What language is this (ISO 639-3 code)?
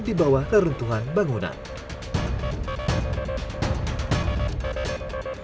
ind